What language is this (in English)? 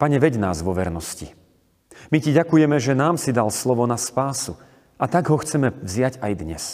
Slovak